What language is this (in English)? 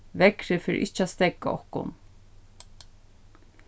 Faroese